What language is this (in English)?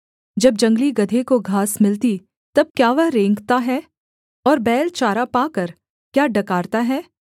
Hindi